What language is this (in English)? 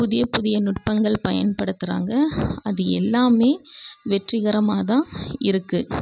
Tamil